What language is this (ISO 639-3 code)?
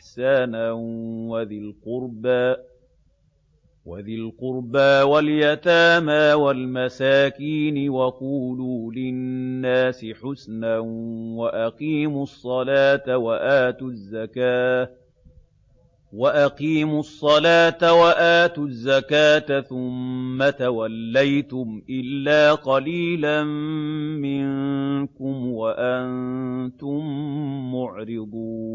ara